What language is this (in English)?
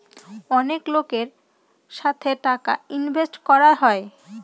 Bangla